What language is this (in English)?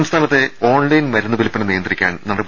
Malayalam